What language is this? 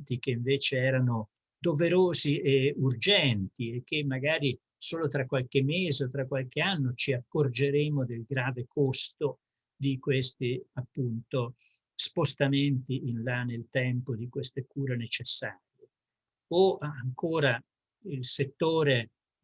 Italian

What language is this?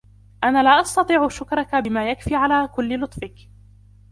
Arabic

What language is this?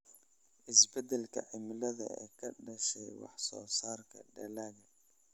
Somali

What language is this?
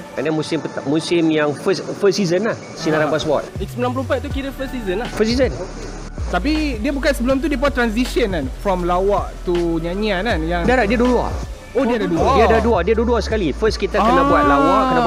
Malay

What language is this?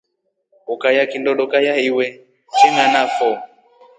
Rombo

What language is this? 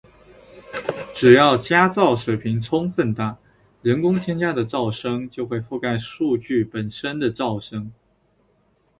Chinese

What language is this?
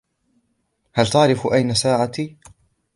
Arabic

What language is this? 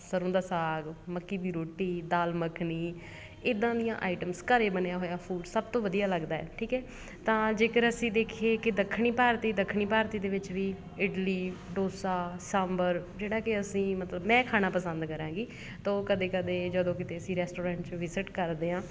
Punjabi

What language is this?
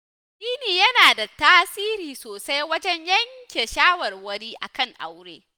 Hausa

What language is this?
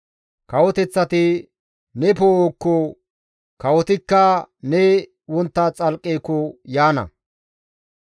Gamo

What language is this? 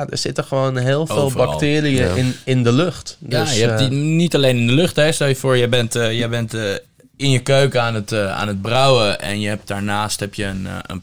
Dutch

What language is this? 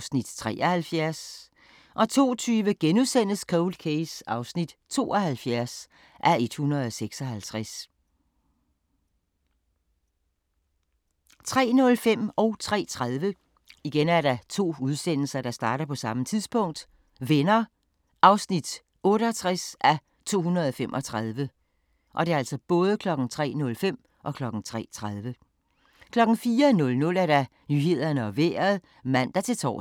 Danish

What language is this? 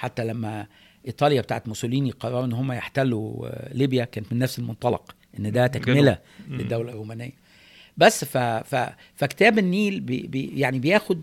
Arabic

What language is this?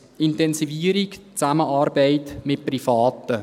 Swiss German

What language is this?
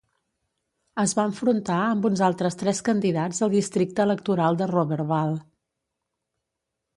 Catalan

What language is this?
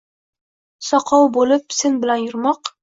Uzbek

